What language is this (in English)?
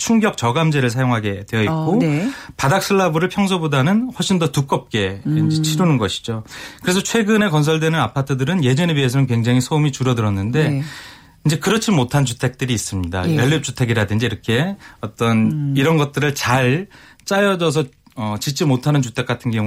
Korean